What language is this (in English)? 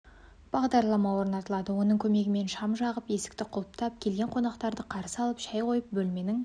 Kazakh